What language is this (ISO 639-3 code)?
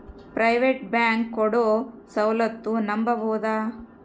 kan